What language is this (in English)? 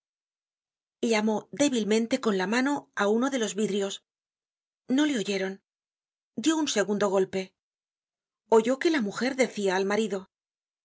Spanish